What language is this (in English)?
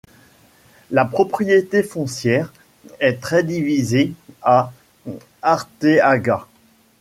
French